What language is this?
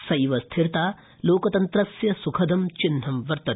Sanskrit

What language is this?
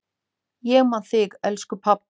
Icelandic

